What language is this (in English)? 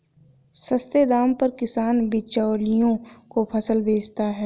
Hindi